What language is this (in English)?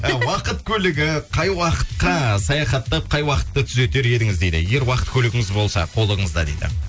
Kazakh